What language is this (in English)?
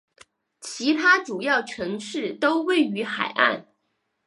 Chinese